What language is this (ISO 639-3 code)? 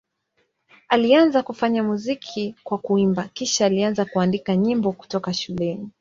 swa